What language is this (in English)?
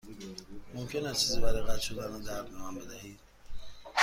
Persian